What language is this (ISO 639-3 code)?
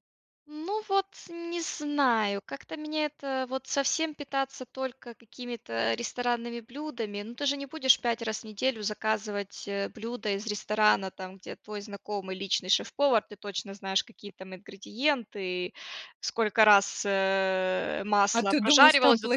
rus